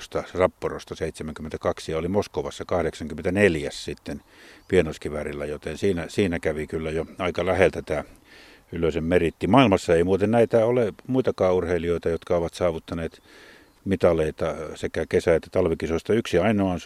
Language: Finnish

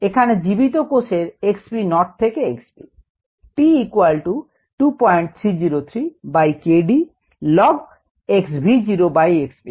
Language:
Bangla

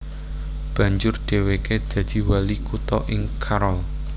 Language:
Javanese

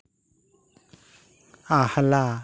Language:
Santali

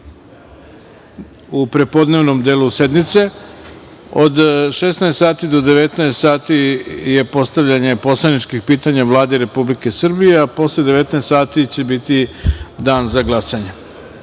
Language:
Serbian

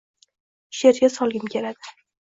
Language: Uzbek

